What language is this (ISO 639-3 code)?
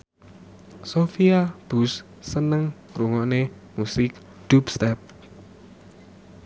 jav